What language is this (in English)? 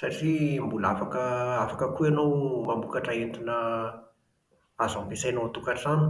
Malagasy